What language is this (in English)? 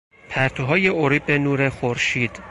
Persian